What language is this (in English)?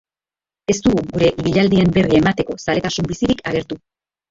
Basque